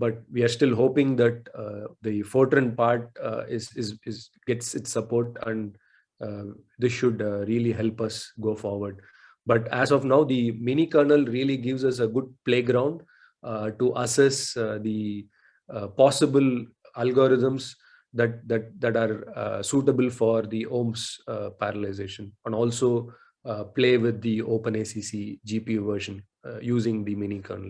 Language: English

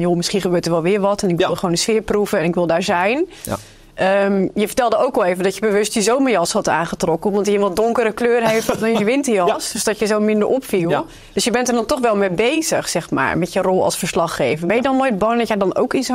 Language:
Dutch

